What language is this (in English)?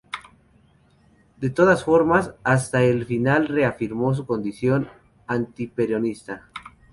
Spanish